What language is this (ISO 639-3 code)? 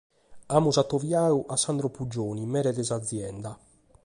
srd